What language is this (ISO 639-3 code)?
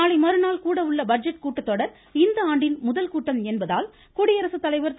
tam